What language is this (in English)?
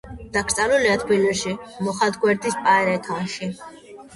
Georgian